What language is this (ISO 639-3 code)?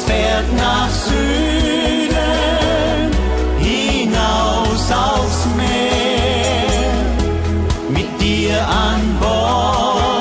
ron